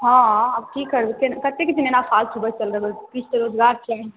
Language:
Maithili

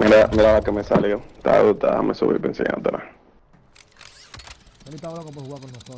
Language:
Spanish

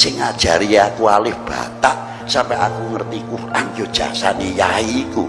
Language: Indonesian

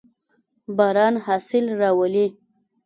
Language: Pashto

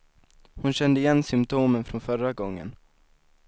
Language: Swedish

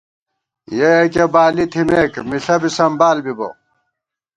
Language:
Gawar-Bati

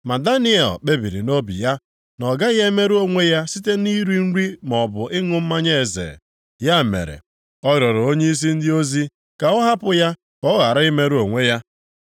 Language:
Igbo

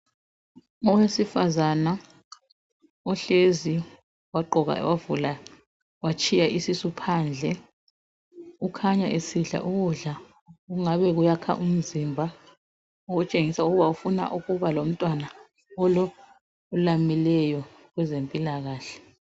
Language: North Ndebele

